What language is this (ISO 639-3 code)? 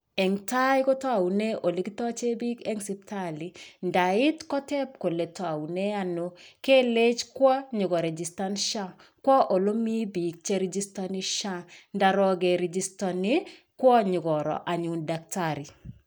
kln